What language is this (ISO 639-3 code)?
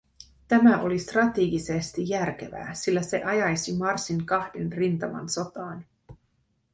fin